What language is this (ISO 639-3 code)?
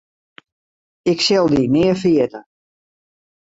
fry